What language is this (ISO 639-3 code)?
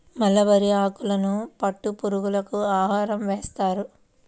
tel